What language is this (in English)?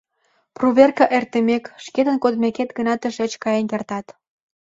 Mari